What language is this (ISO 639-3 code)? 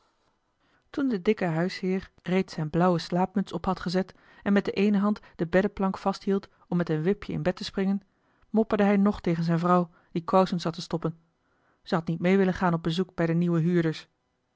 nld